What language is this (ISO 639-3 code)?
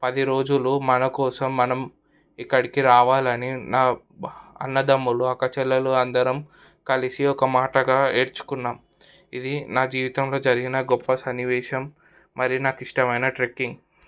tel